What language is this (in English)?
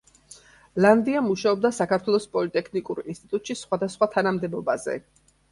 Georgian